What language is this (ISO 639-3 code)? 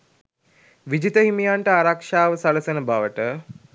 sin